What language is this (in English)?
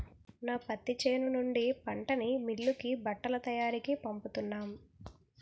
Telugu